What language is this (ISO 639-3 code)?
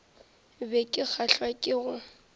nso